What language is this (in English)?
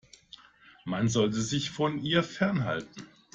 German